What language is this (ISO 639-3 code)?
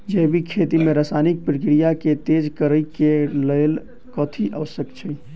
mai